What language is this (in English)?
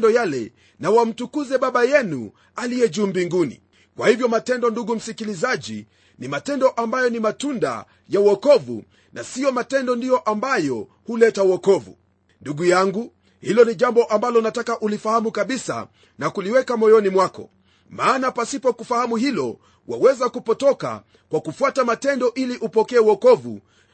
Swahili